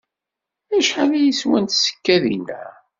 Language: Kabyle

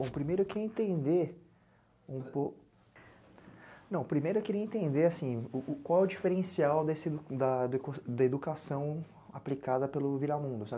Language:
Portuguese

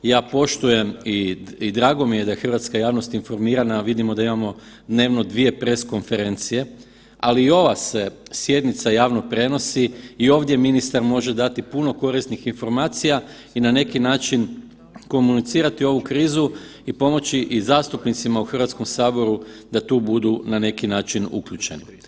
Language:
Croatian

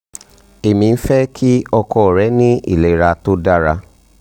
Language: Yoruba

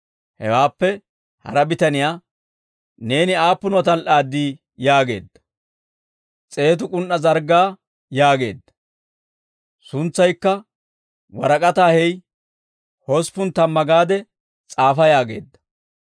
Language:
Dawro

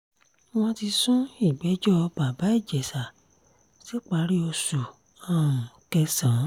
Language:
Yoruba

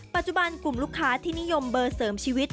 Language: Thai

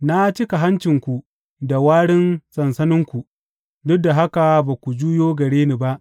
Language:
Hausa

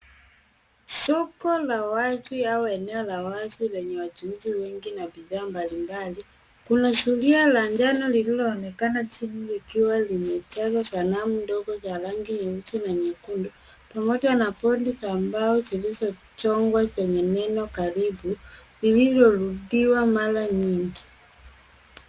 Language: Swahili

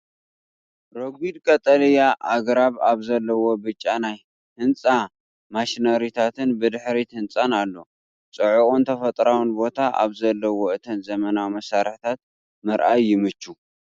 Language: Tigrinya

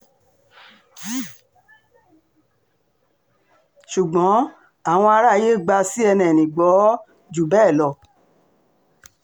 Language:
Yoruba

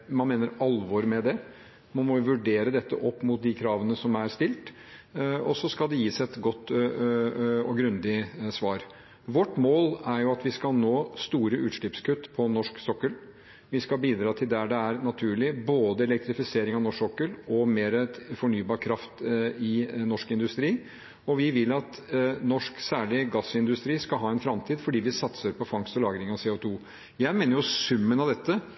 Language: Norwegian Bokmål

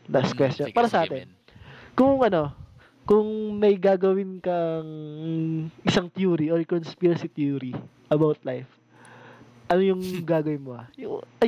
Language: Filipino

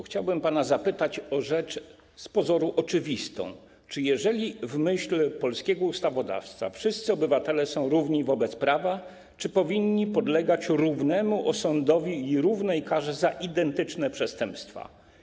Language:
Polish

